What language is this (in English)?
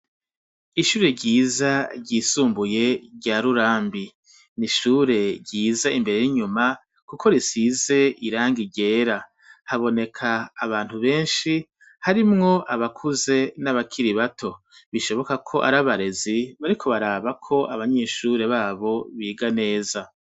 Rundi